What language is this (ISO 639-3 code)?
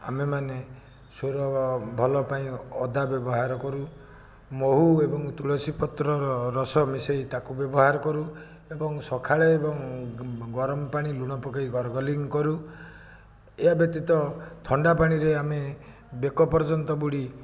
ori